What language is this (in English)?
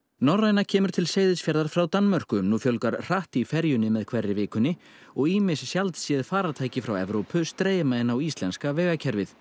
Icelandic